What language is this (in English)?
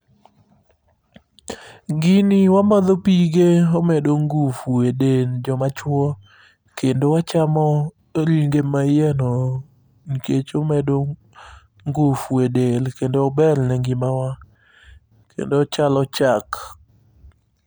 Luo (Kenya and Tanzania)